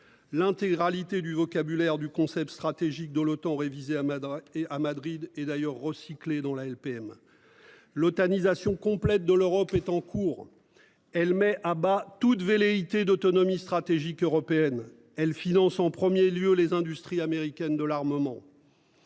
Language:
French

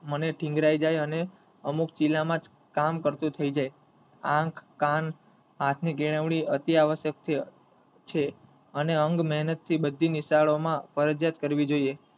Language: Gujarati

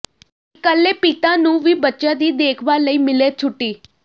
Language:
Punjabi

